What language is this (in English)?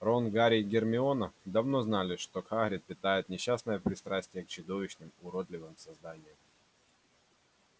Russian